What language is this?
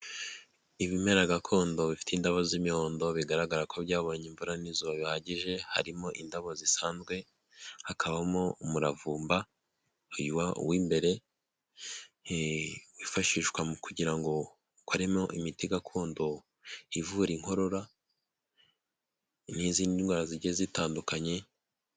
Kinyarwanda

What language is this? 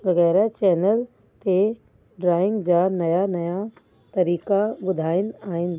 Sindhi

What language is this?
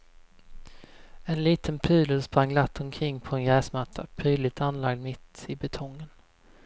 Swedish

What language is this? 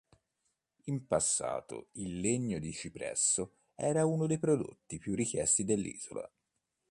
Italian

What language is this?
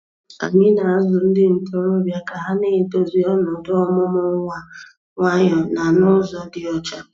Igbo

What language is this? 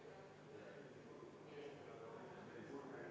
Estonian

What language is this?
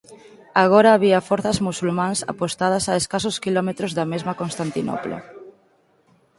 Galician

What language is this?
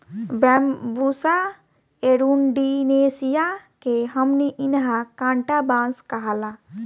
Bhojpuri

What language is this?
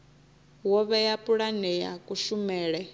Venda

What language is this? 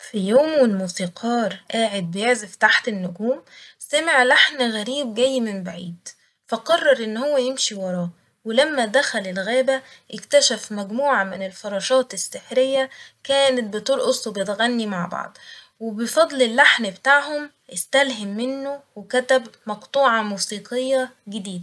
Egyptian Arabic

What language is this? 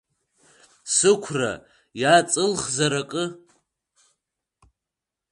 Abkhazian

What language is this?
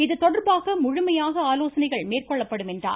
Tamil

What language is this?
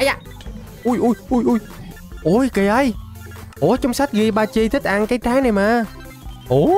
Vietnamese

